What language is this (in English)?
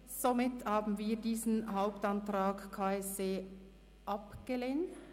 Swiss German